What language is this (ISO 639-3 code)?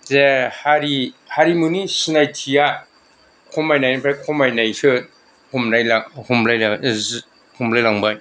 brx